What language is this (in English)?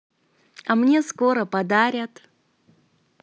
Russian